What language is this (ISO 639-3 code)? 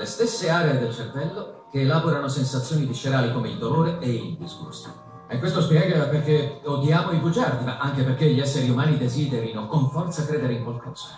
ita